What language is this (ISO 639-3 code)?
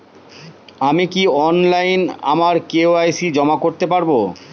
ben